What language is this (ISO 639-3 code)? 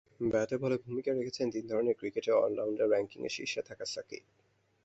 ben